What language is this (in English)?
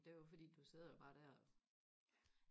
Danish